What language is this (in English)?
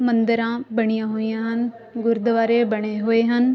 Punjabi